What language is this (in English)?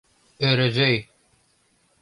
Mari